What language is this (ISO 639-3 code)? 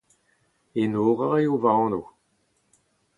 bre